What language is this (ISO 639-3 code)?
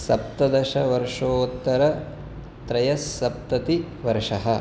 san